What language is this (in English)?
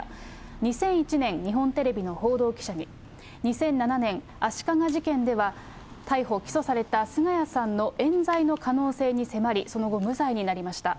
Japanese